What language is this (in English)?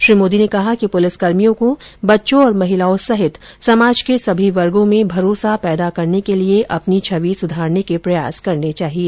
Hindi